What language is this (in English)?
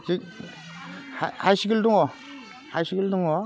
Bodo